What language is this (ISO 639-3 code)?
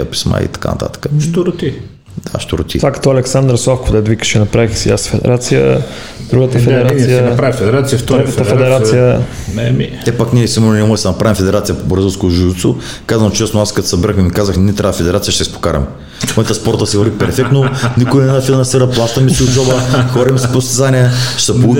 bul